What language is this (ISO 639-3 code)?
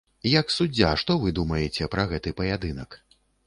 bel